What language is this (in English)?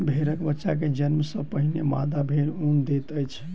Maithili